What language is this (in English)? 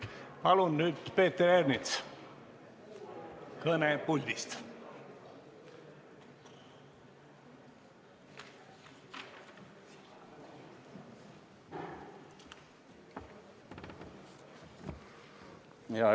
Estonian